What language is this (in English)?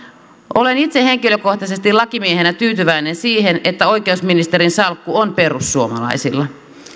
Finnish